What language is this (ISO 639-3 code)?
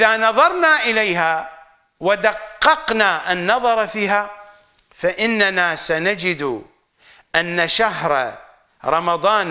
ara